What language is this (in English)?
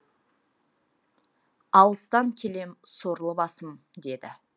Kazakh